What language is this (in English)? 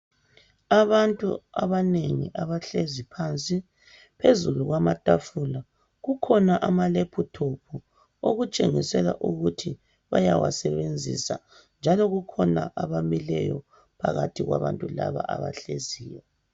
North Ndebele